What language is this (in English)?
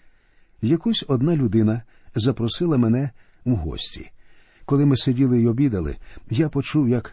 Ukrainian